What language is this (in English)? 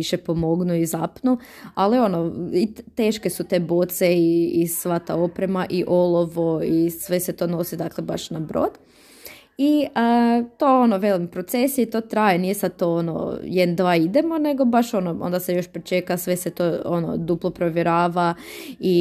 Croatian